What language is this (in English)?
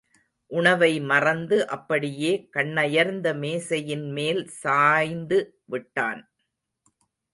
Tamil